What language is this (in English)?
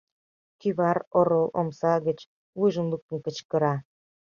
Mari